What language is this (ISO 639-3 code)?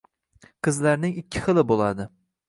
uzb